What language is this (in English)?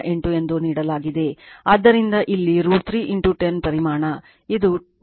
Kannada